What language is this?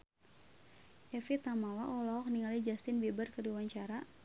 Sundanese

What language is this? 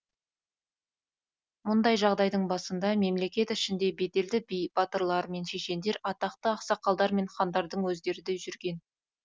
Kazakh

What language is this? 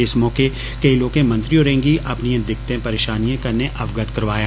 Dogri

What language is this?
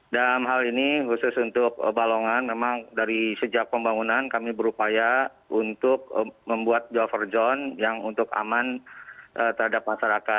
Indonesian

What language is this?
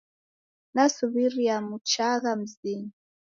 Taita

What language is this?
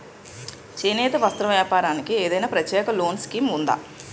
Telugu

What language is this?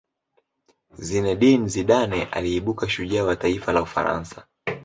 Swahili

